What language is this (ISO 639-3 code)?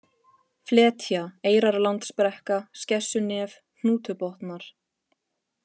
isl